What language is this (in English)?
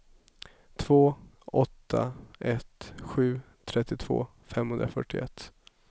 Swedish